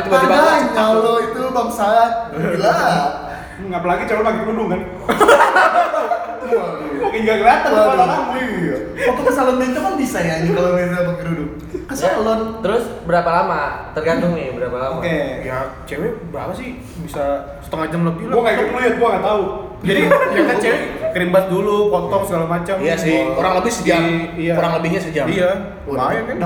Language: Indonesian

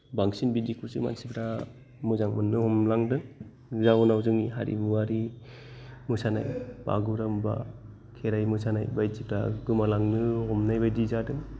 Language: Bodo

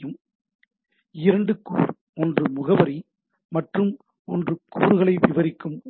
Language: Tamil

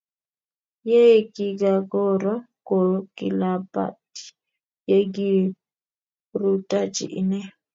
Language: Kalenjin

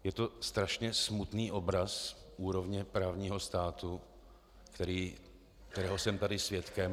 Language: Czech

